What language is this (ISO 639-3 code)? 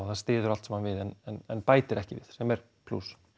isl